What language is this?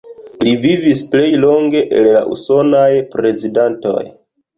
Esperanto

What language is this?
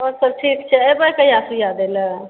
Maithili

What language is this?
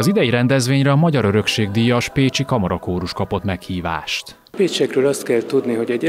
Hungarian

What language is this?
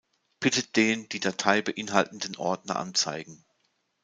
German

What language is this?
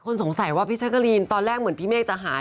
Thai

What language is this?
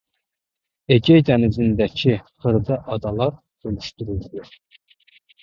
Azerbaijani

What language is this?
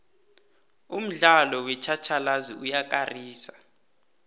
South Ndebele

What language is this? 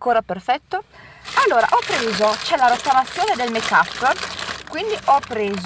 Italian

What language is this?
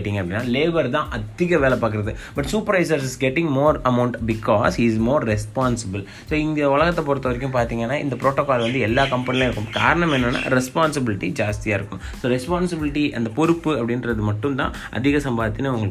Tamil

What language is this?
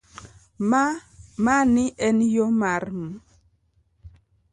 Luo (Kenya and Tanzania)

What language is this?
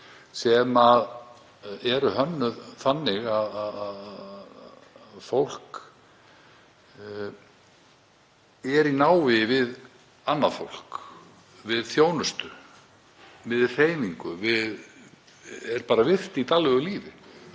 Icelandic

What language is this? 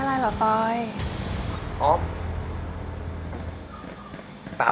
Thai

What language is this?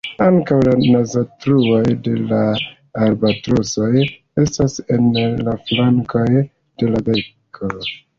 Esperanto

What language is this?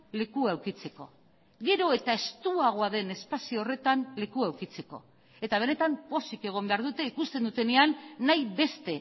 Basque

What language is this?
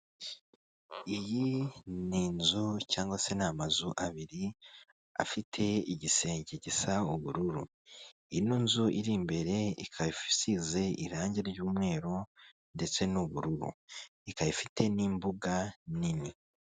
Kinyarwanda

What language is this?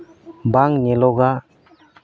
Santali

